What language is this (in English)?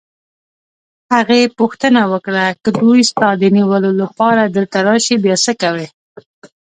Pashto